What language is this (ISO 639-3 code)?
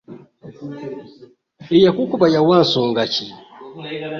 lug